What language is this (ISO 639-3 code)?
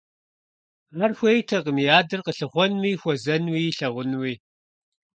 kbd